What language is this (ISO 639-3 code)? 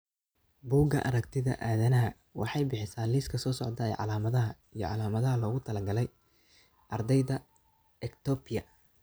som